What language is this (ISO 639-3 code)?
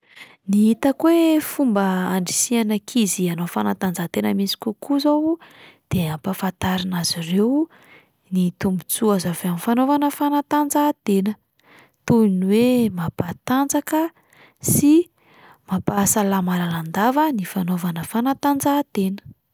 mlg